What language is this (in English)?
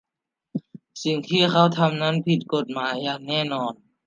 Thai